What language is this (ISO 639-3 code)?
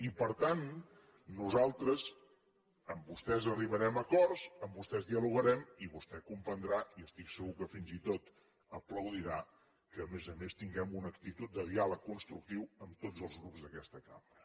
cat